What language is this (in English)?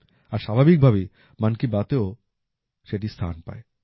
Bangla